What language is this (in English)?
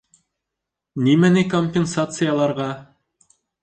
Bashkir